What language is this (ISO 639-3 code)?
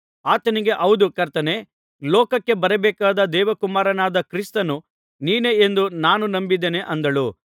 kan